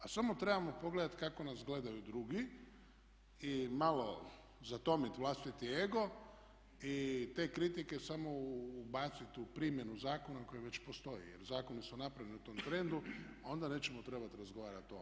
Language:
Croatian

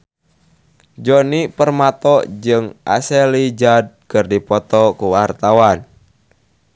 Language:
Sundanese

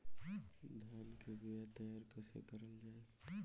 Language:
Bhojpuri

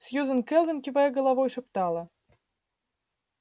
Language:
Russian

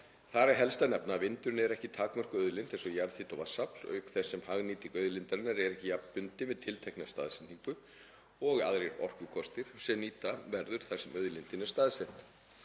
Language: Icelandic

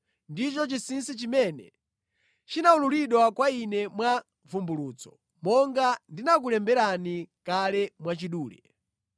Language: Nyanja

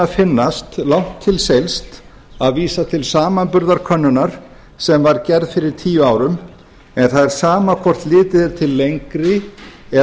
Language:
Icelandic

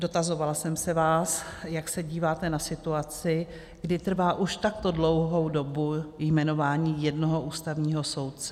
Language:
Czech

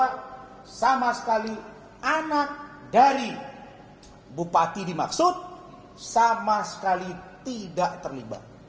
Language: Indonesian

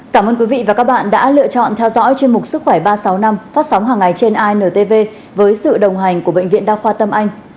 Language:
Vietnamese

